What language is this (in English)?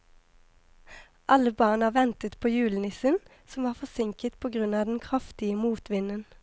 Norwegian